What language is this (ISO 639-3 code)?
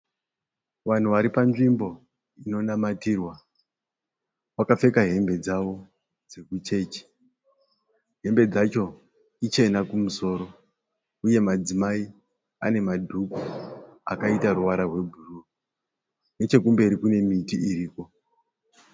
sna